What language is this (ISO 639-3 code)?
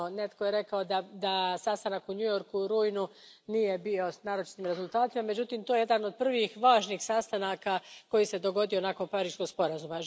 hrv